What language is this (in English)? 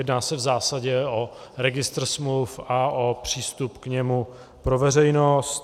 Czech